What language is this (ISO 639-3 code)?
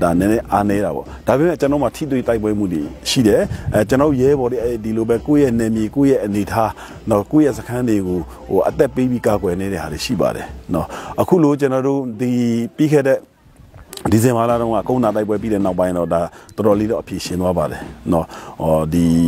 tha